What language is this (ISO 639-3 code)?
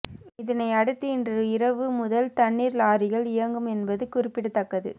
tam